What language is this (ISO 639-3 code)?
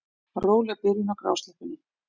isl